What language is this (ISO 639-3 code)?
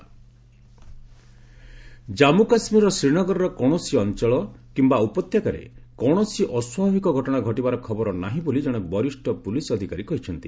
ori